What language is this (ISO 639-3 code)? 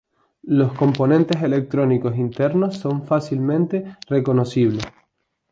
spa